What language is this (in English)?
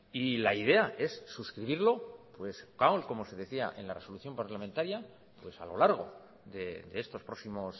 Spanish